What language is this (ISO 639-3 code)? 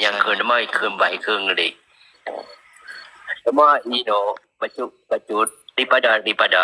msa